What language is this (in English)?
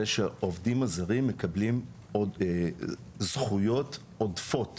Hebrew